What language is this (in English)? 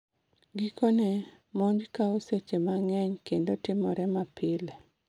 Luo (Kenya and Tanzania)